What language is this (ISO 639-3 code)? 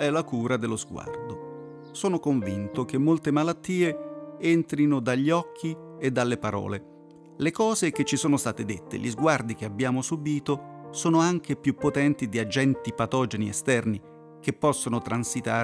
ita